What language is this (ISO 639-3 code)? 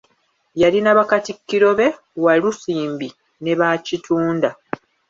lug